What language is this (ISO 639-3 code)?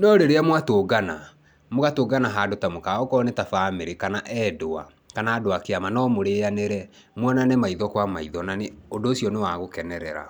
kik